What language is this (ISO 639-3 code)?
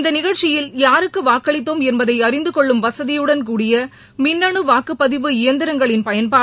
tam